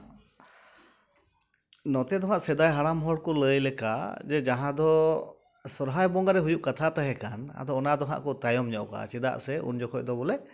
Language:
Santali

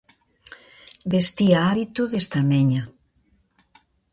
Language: Galician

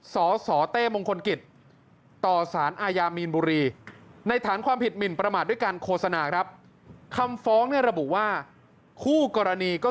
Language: Thai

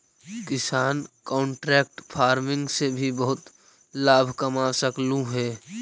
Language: Magahi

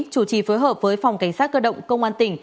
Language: Vietnamese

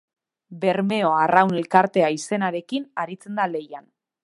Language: Basque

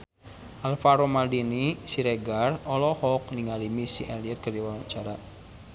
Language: Sundanese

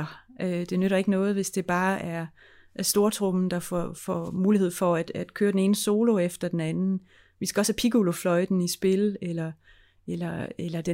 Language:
Danish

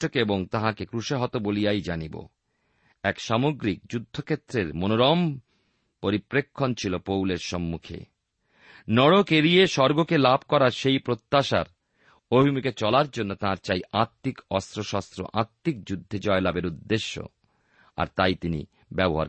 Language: Bangla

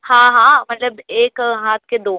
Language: Urdu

